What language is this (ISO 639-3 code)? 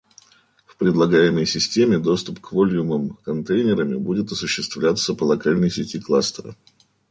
rus